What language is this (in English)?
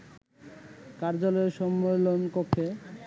Bangla